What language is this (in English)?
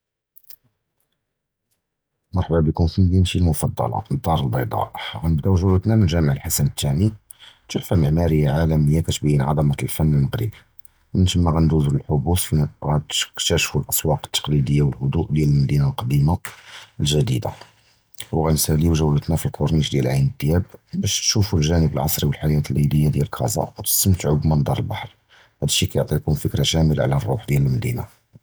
Judeo-Arabic